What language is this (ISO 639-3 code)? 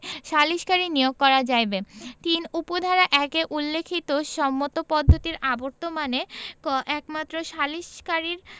ben